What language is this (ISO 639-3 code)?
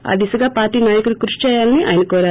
tel